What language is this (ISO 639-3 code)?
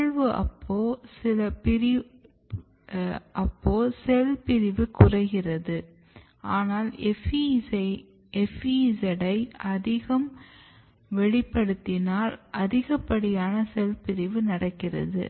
tam